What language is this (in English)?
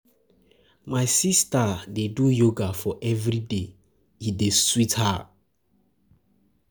Nigerian Pidgin